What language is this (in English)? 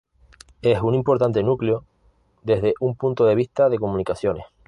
Spanish